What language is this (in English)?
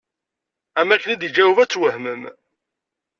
Kabyle